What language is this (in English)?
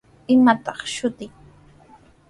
Sihuas Ancash Quechua